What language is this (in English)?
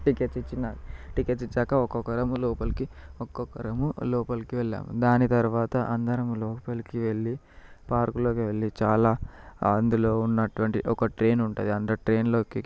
Telugu